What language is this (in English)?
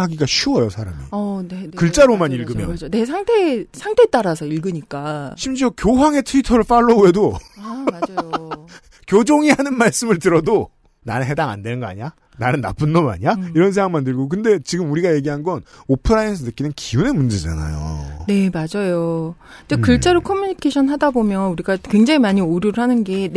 Korean